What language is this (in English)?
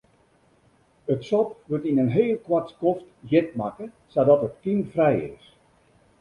Western Frisian